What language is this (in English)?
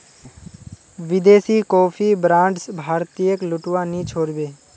Magahi